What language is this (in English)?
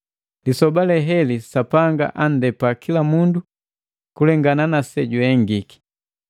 Matengo